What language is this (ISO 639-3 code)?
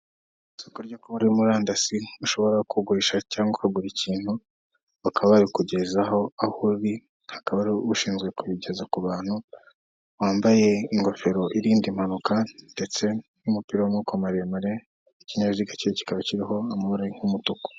kin